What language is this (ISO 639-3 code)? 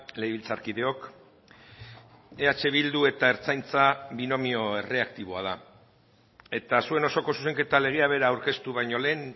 eus